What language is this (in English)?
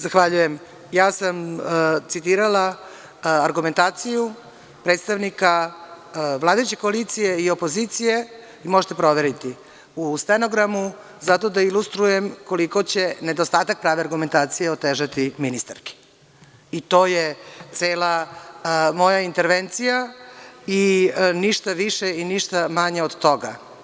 Serbian